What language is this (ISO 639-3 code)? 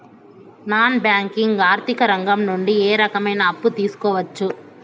tel